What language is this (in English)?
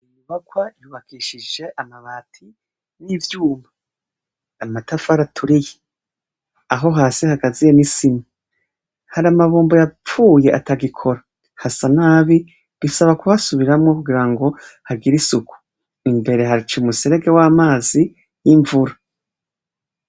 Rundi